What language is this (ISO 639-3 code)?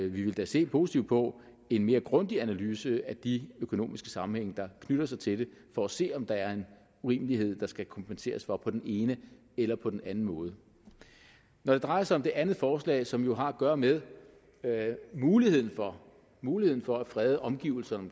dan